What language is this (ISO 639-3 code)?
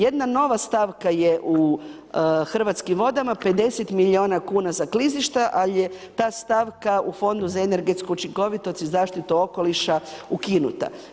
hrv